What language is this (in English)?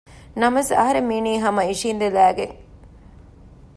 Divehi